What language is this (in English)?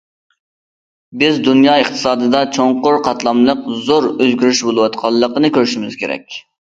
Uyghur